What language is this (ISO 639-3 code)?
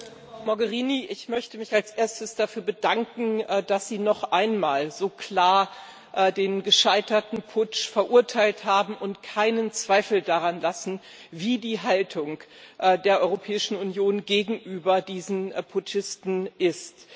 deu